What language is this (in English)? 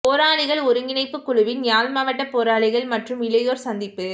Tamil